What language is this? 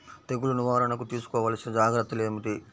Telugu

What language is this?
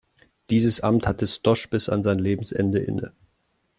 German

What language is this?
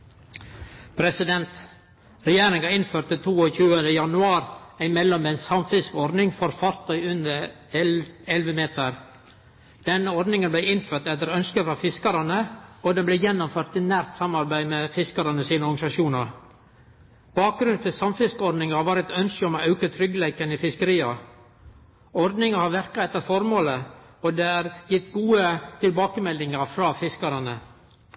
Norwegian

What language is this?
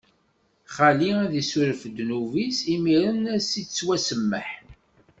Kabyle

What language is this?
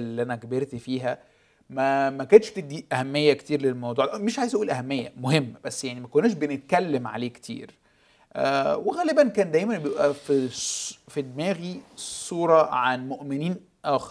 Arabic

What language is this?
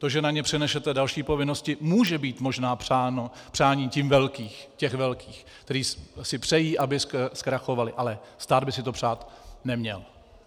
Czech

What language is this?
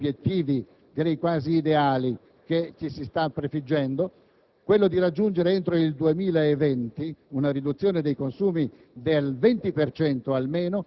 Italian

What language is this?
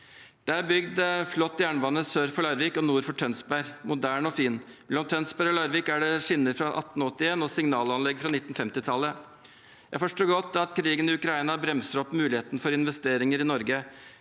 Norwegian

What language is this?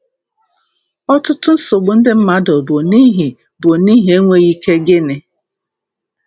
Igbo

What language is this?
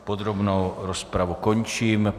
Czech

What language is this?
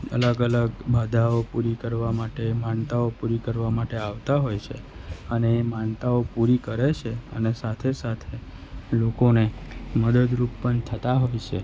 Gujarati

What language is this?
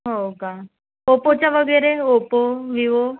Marathi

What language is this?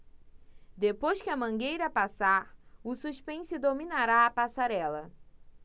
Portuguese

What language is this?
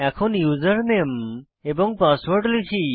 Bangla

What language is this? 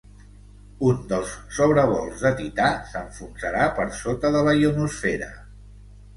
Catalan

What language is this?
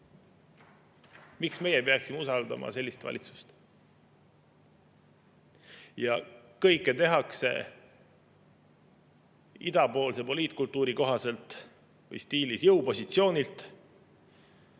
Estonian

